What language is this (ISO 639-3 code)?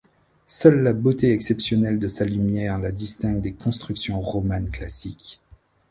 fra